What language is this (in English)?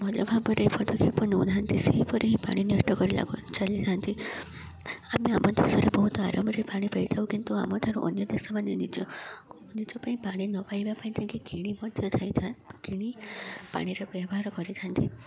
Odia